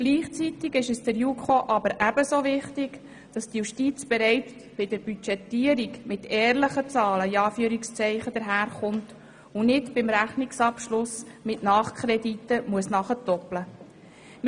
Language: Swiss German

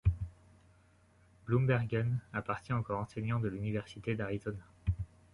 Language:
French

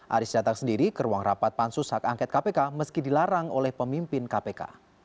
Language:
Indonesian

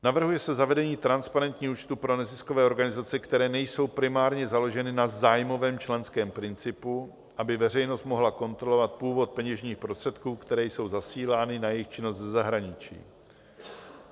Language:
Czech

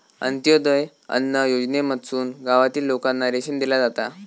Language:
Marathi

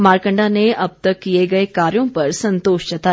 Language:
Hindi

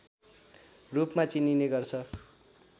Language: Nepali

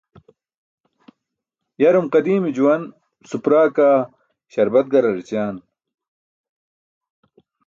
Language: Burushaski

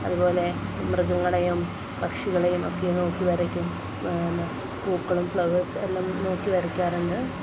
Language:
Malayalam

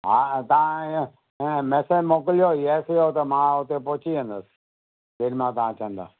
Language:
Sindhi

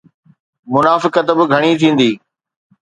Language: Sindhi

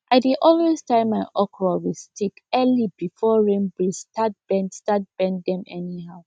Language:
Nigerian Pidgin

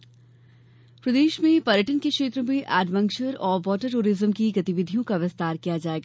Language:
Hindi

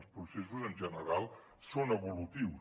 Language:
Catalan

